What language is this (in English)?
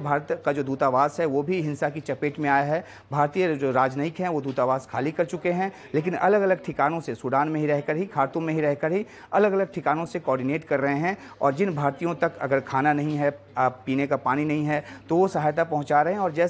Hindi